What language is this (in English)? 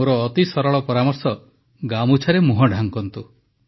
Odia